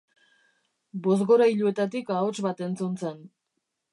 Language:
Basque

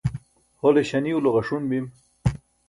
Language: Burushaski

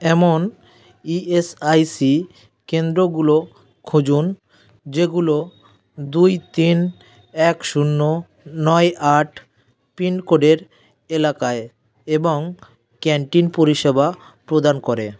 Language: Bangla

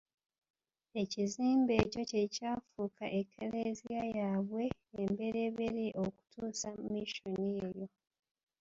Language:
Ganda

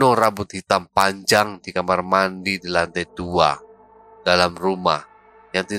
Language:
Indonesian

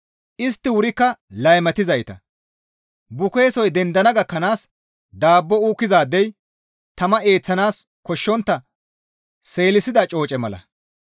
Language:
Gamo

